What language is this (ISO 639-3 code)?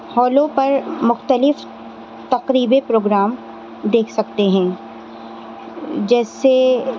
urd